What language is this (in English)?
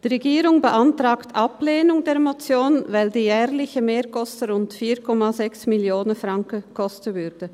Swiss German